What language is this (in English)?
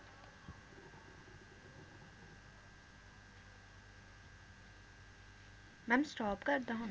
Punjabi